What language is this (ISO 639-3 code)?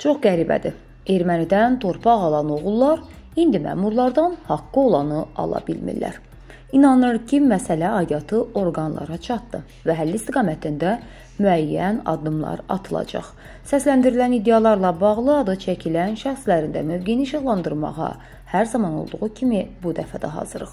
tur